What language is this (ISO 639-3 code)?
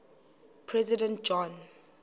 xho